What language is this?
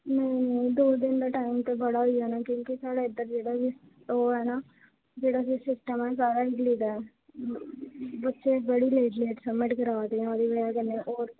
Dogri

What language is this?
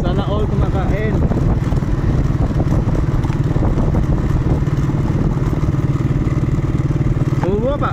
Filipino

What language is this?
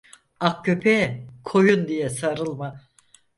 Turkish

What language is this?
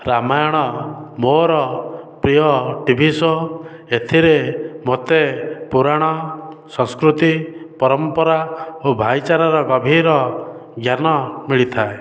Odia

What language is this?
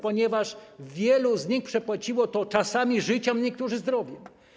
Polish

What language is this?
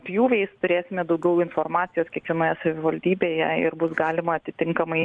Lithuanian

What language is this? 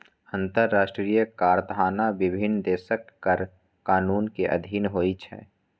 Maithili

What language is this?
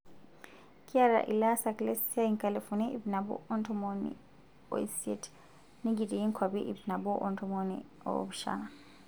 Masai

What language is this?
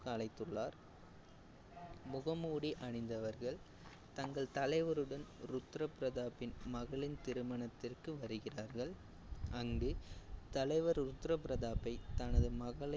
Tamil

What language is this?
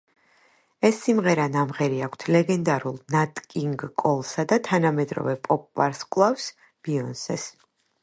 Georgian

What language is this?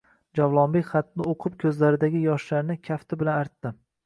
Uzbek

